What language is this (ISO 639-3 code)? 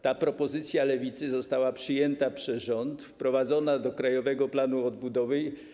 pol